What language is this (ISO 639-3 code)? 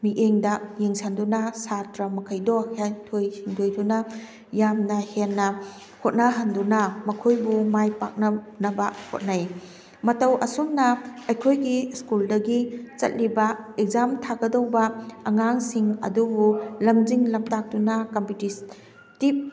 mni